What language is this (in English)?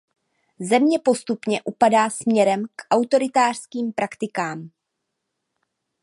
Czech